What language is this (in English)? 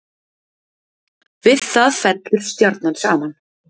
Icelandic